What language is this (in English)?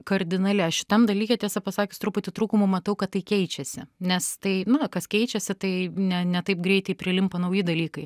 Lithuanian